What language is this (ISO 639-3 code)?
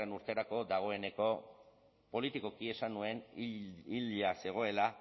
eus